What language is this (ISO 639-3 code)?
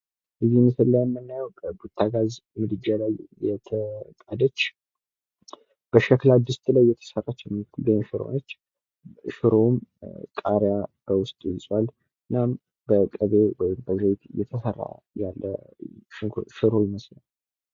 amh